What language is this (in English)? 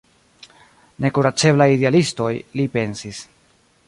Esperanto